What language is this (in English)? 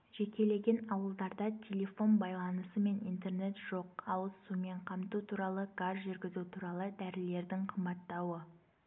Kazakh